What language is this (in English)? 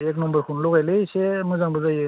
Bodo